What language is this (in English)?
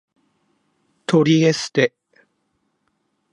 Japanese